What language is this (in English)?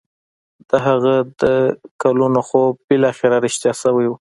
Pashto